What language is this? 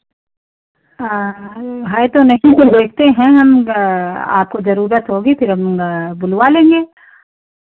Hindi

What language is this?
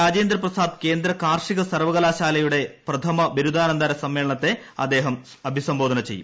Malayalam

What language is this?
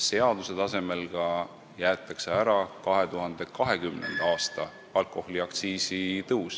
Estonian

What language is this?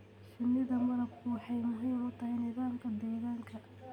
Somali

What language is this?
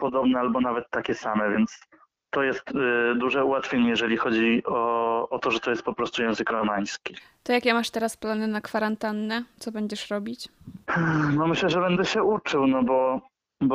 Polish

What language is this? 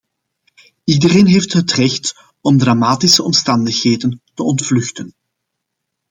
Dutch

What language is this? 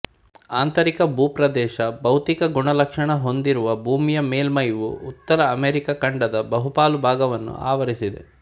Kannada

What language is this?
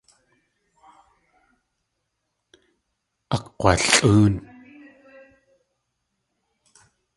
Tlingit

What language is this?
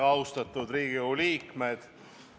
Estonian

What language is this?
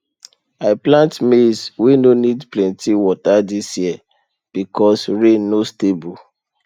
Nigerian Pidgin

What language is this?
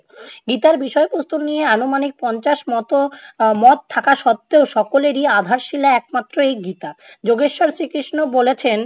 Bangla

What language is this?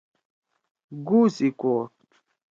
Torwali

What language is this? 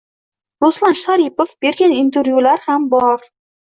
Uzbek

